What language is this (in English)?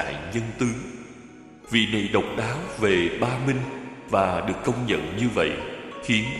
Vietnamese